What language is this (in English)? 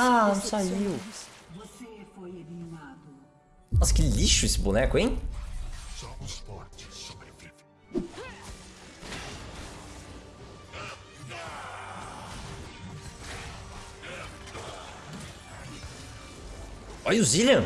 Portuguese